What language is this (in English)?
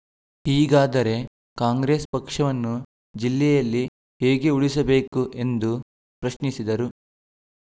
Kannada